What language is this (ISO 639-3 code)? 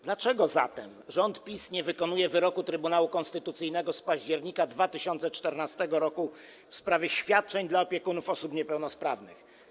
pol